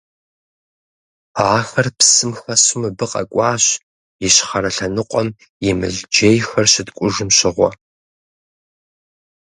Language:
Kabardian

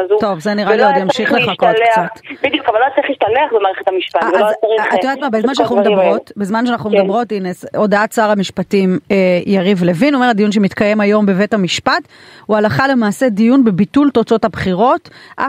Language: Hebrew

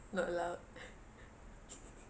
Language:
English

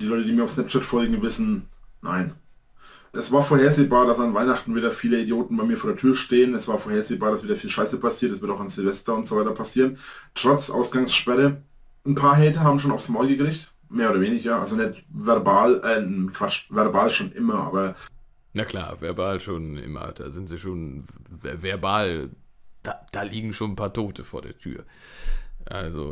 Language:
German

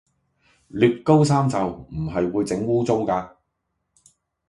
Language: Cantonese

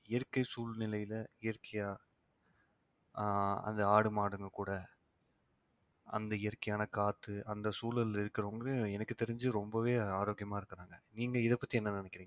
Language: Tamil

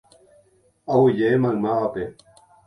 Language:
Guarani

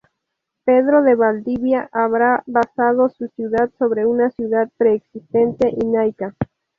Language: Spanish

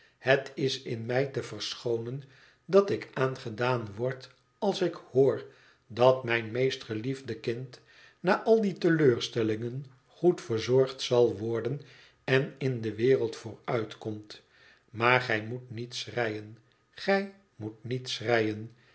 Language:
Dutch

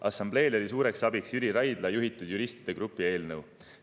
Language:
Estonian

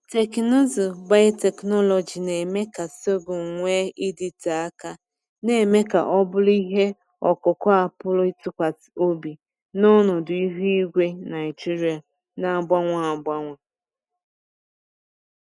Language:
Igbo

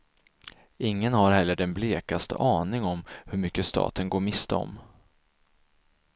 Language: Swedish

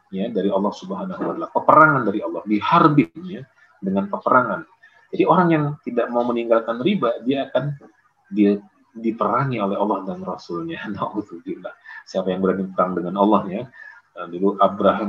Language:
Indonesian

